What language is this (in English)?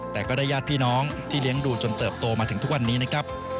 Thai